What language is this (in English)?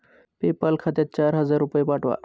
Marathi